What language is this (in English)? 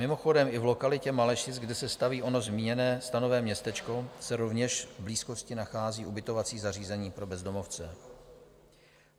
Czech